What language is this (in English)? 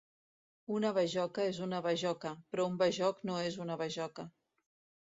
Catalan